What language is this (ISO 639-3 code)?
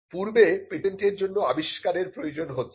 ben